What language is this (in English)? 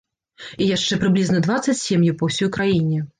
Belarusian